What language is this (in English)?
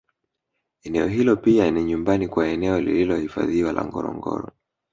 Swahili